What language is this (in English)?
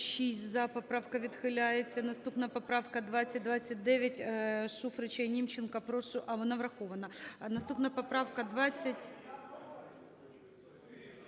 Ukrainian